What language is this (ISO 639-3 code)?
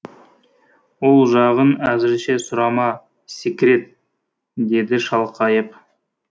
kaz